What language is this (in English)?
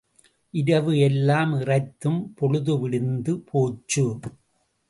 Tamil